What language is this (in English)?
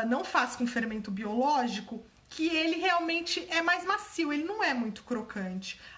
Portuguese